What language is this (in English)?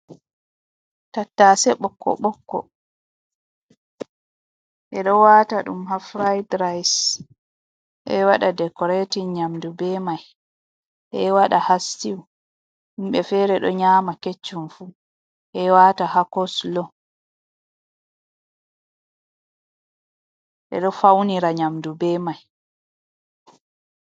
Fula